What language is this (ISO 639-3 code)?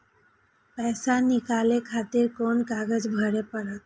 mai